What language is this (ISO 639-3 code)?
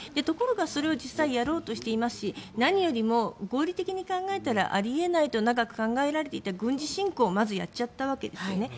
jpn